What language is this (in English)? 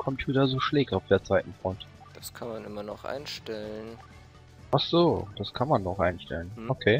German